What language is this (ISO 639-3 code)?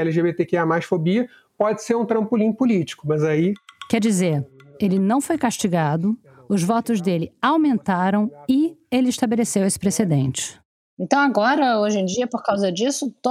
por